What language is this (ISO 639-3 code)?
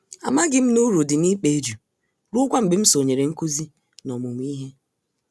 ibo